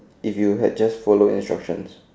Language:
English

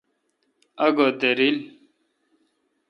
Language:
Kalkoti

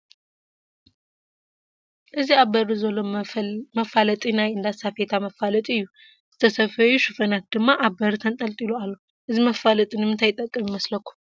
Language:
Tigrinya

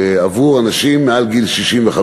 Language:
Hebrew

